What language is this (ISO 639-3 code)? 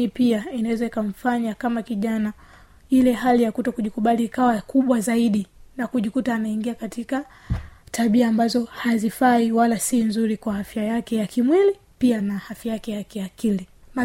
swa